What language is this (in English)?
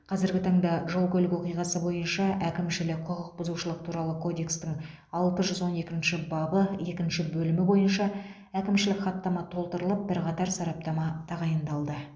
Kazakh